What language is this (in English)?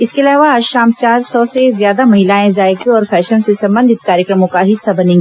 Hindi